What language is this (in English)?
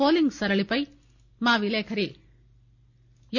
Telugu